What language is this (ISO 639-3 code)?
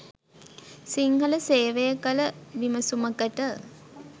sin